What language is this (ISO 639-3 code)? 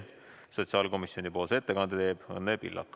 est